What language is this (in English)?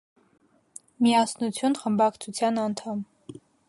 Armenian